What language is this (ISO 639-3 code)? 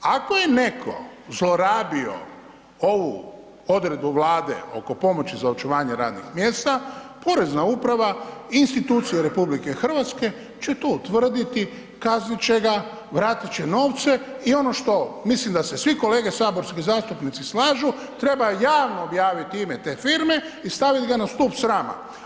hrv